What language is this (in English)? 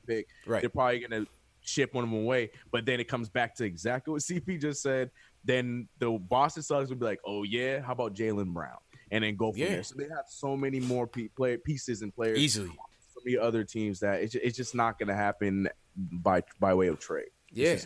English